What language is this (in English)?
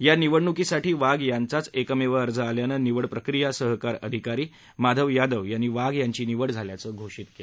Marathi